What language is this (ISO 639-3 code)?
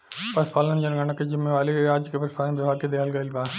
bho